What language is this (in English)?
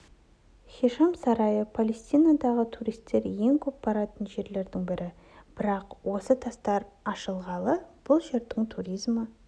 Kazakh